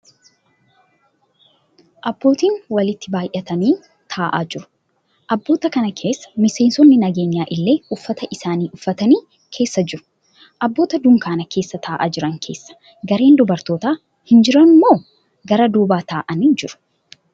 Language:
Oromo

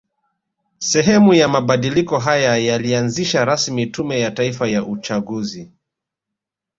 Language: Swahili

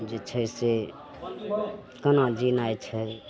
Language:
Maithili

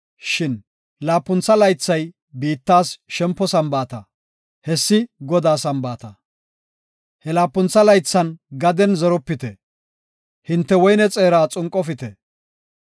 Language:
Gofa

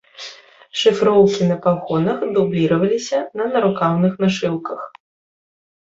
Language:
Belarusian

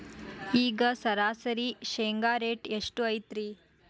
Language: Kannada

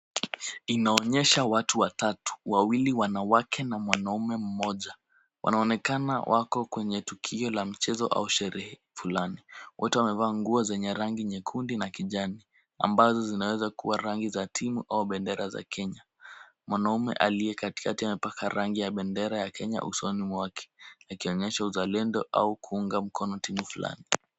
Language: Swahili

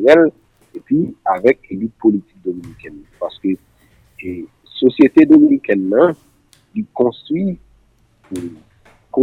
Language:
French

